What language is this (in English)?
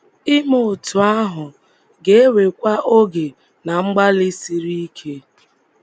Igbo